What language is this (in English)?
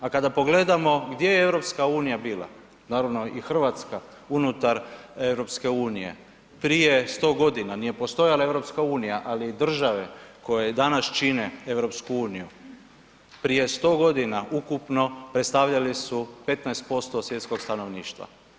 Croatian